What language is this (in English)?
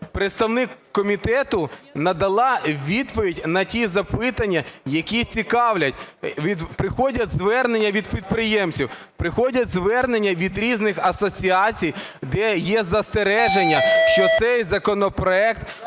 Ukrainian